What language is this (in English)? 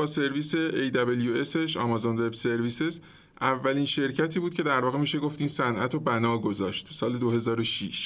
Persian